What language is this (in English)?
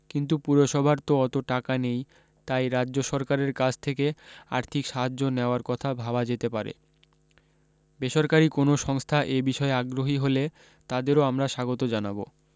Bangla